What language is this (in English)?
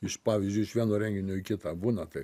Lithuanian